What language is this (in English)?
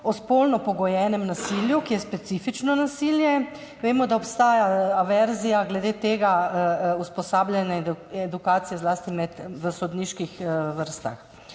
Slovenian